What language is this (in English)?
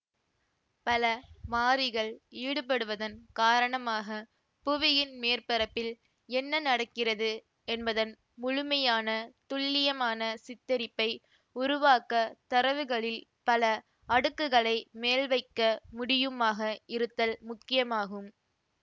Tamil